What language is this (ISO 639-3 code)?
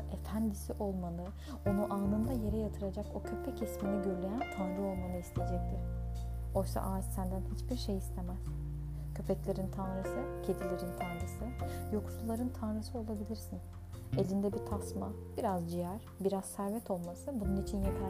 tur